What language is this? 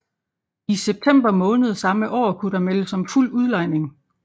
Danish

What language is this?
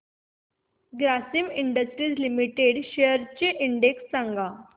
Marathi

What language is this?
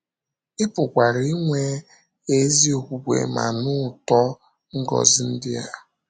Igbo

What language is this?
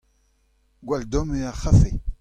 Breton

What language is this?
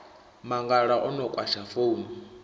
Venda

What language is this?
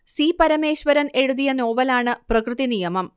Malayalam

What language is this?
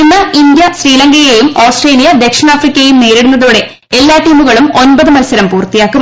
Malayalam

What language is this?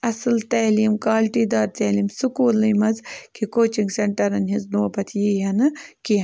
Kashmiri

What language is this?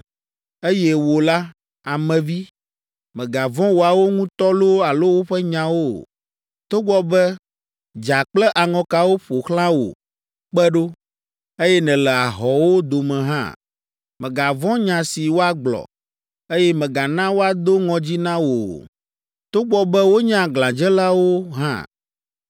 Ewe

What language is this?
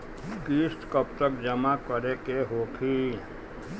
Bhojpuri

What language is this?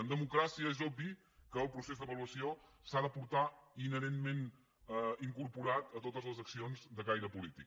Catalan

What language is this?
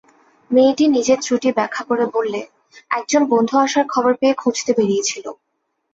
Bangla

